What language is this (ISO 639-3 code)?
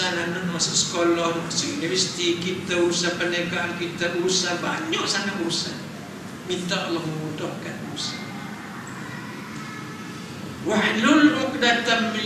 msa